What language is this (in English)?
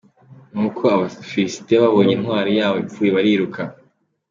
Kinyarwanda